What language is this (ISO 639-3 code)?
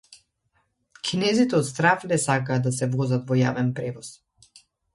mkd